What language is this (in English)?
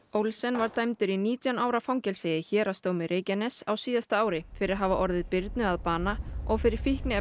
Icelandic